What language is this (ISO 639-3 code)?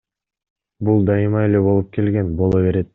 kir